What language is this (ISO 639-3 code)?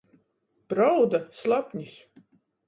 ltg